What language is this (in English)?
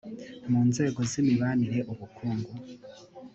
Kinyarwanda